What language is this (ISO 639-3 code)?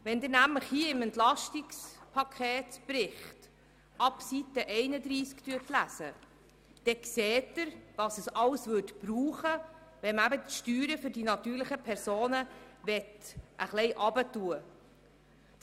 gsw